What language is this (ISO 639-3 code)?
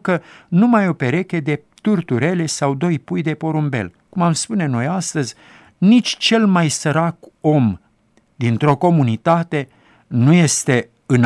ron